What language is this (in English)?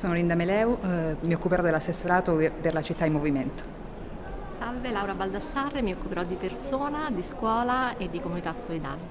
Italian